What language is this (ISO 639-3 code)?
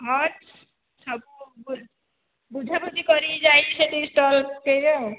ori